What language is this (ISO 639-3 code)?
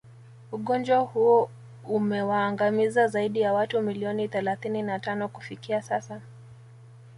swa